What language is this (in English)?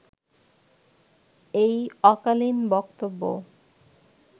Bangla